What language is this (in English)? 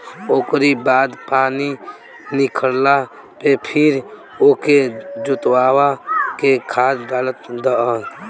Bhojpuri